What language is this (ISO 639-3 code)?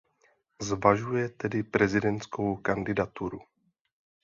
ces